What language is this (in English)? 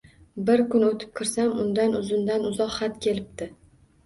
Uzbek